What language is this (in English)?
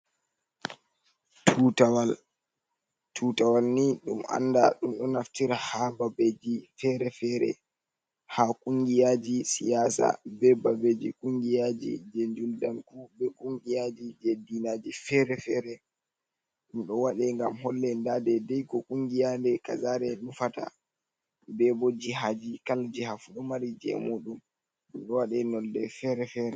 Fula